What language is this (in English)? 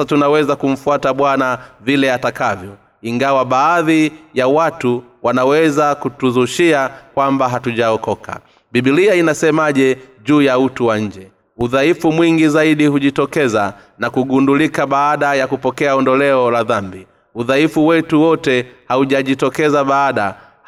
Swahili